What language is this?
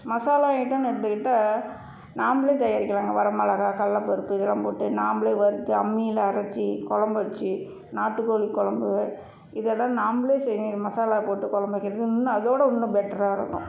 Tamil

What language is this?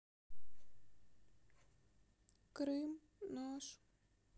Russian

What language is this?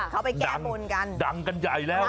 Thai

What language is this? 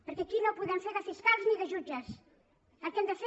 Catalan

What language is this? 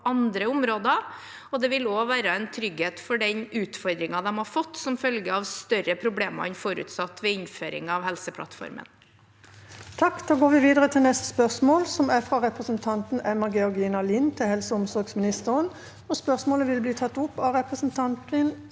Norwegian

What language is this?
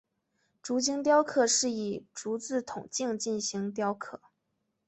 Chinese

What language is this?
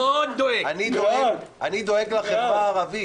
Hebrew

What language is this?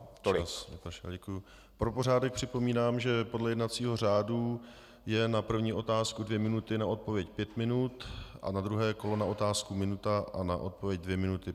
Czech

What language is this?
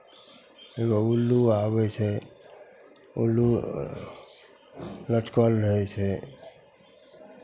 Maithili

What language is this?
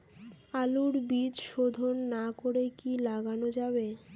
Bangla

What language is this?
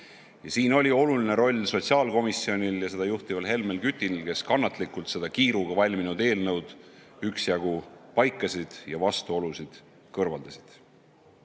Estonian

